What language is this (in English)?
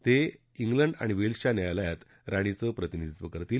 Marathi